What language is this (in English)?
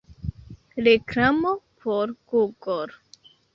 Esperanto